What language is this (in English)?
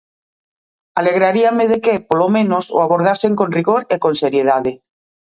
Galician